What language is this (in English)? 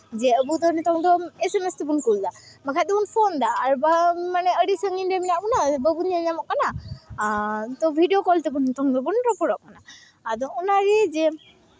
Santali